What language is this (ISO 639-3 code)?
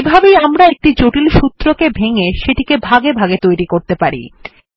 ben